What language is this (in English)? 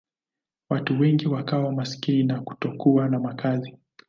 Swahili